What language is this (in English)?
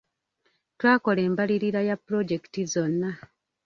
Ganda